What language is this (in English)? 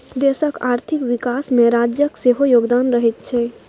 Maithili